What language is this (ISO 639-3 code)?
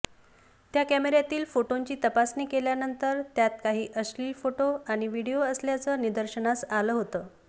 mar